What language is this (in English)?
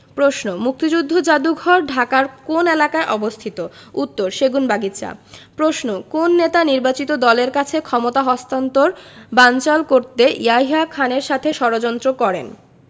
Bangla